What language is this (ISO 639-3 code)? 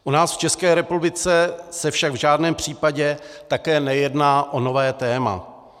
ces